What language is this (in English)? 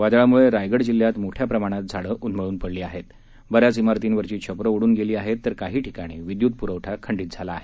Marathi